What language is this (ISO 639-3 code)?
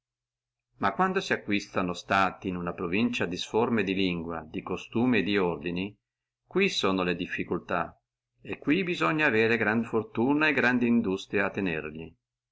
ita